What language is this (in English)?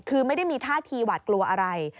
Thai